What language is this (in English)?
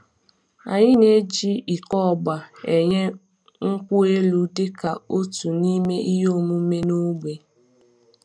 Igbo